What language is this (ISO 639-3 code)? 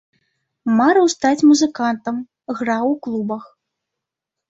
bel